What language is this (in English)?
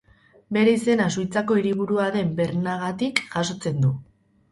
Basque